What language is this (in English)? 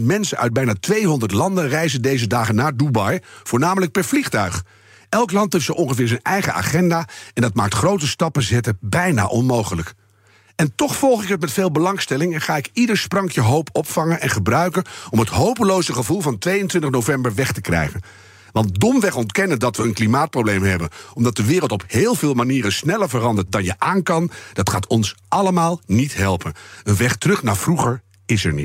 Dutch